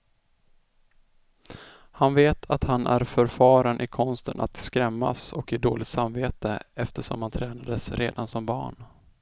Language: Swedish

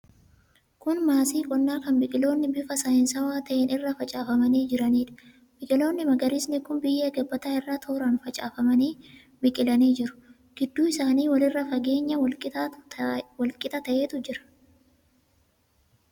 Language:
Oromo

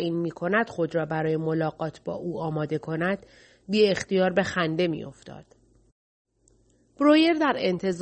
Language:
Persian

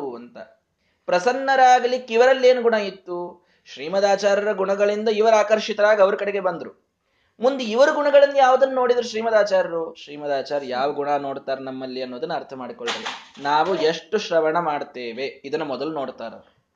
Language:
Kannada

